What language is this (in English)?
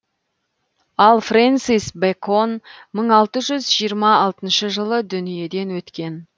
Kazakh